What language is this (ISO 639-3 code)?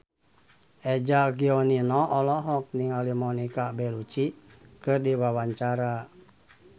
sun